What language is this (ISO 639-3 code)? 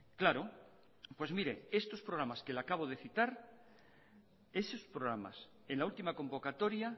spa